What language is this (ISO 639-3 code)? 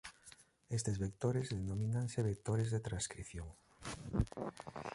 glg